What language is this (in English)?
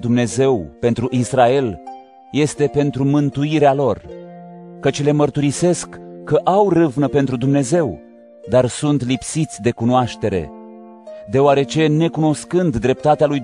Romanian